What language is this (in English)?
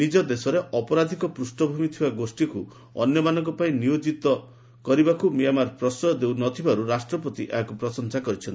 Odia